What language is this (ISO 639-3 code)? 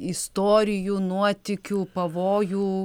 lit